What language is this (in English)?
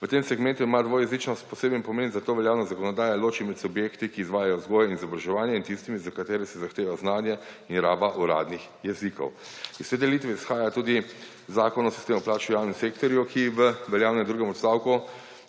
Slovenian